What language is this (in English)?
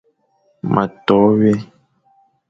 Fang